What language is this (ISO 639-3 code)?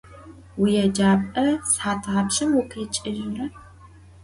ady